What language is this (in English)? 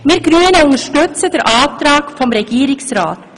Swiss German